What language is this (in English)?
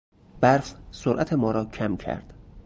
Persian